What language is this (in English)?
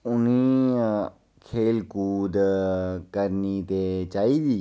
Dogri